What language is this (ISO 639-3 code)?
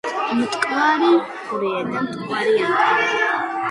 kat